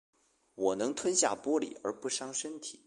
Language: Chinese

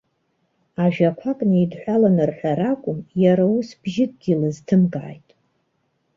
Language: Abkhazian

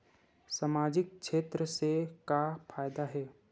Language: Chhattisgarhi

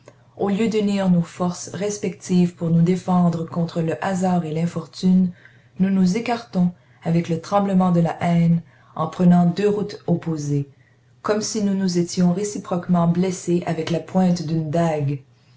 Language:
French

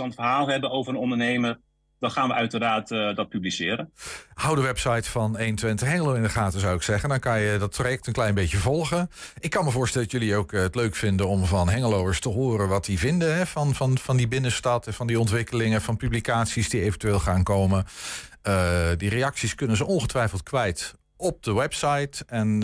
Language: Dutch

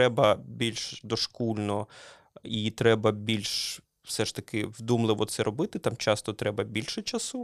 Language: Ukrainian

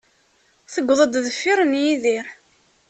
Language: Kabyle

